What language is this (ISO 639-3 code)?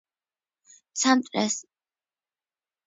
kat